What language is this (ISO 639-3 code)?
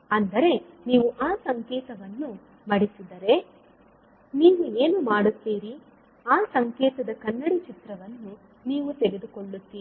kan